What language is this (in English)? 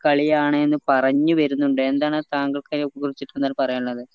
Malayalam